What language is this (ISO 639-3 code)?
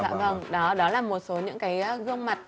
vie